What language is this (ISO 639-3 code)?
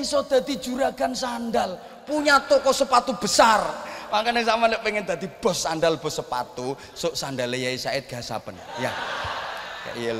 ind